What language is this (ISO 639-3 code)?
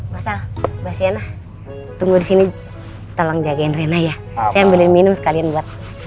ind